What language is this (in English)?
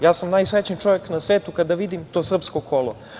Serbian